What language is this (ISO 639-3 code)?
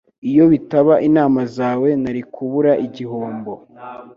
kin